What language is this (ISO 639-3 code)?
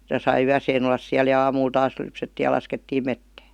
fin